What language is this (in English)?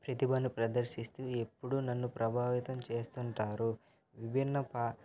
Telugu